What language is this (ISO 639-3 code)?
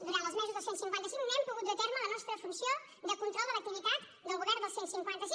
cat